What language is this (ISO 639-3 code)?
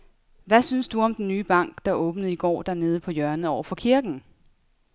dan